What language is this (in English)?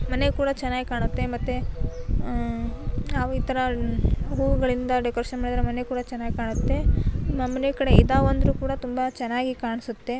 Kannada